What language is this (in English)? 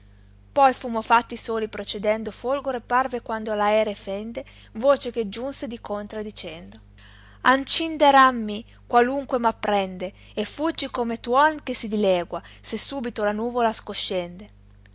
Italian